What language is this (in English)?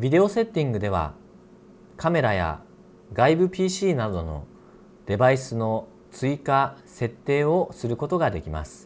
Japanese